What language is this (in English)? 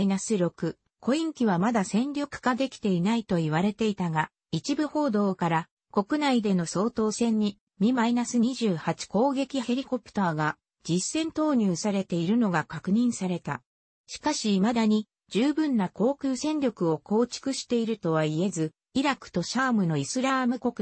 Japanese